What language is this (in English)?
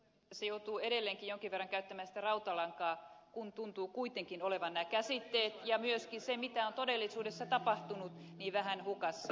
Finnish